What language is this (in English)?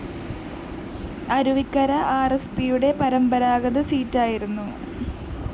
Malayalam